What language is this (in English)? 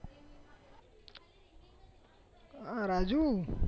Gujarati